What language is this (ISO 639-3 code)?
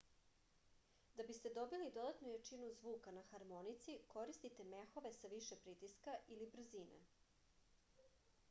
srp